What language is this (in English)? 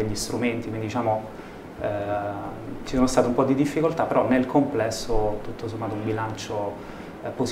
Italian